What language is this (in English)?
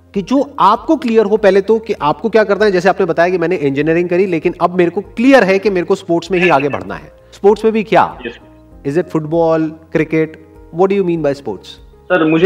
Hindi